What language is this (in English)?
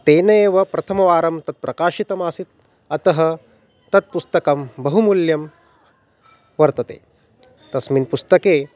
Sanskrit